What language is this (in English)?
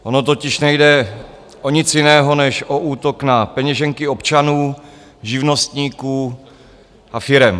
Czech